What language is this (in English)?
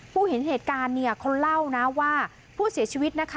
Thai